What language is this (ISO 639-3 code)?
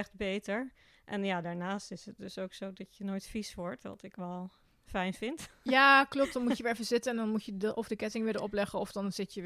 nld